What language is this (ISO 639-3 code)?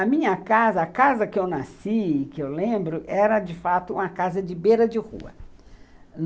por